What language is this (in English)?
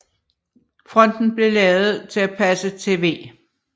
Danish